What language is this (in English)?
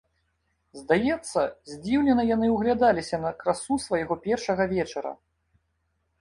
Belarusian